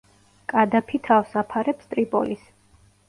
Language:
Georgian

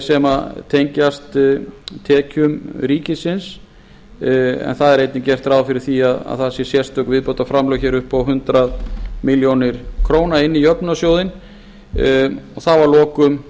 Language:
Icelandic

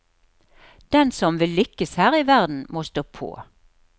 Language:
Norwegian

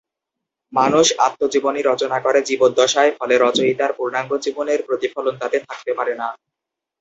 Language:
Bangla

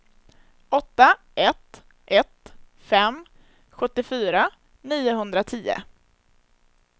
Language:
Swedish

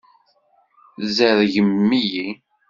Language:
Kabyle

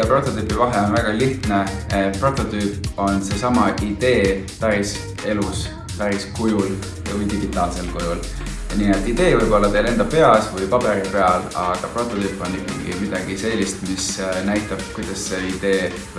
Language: Vietnamese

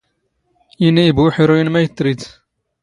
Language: Standard Moroccan Tamazight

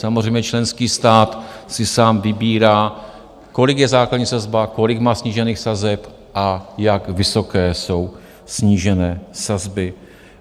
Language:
Czech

